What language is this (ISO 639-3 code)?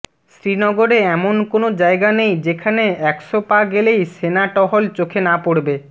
ben